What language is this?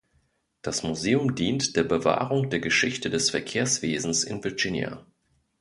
German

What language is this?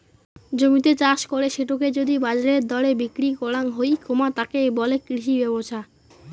Bangla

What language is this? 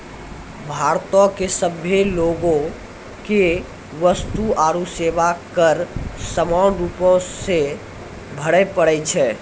Maithili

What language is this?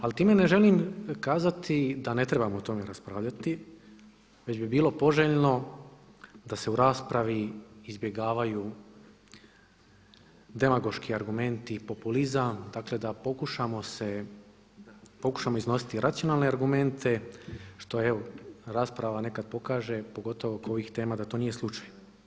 Croatian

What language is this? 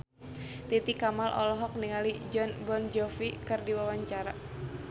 Sundanese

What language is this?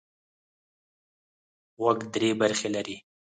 Pashto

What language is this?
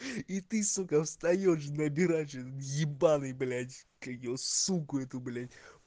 Russian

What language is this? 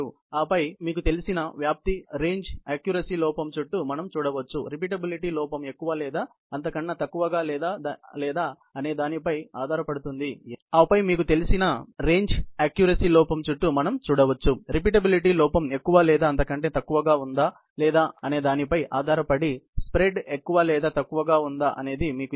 Telugu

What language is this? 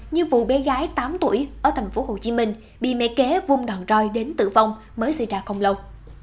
Vietnamese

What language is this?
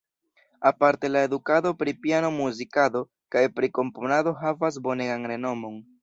Esperanto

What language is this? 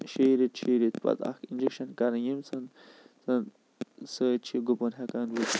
Kashmiri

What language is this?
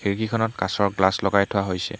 Assamese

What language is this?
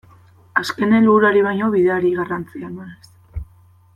Basque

